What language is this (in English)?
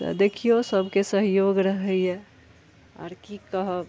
Maithili